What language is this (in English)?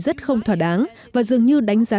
Vietnamese